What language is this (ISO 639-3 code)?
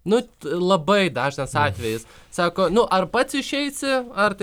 lit